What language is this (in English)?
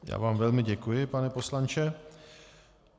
Czech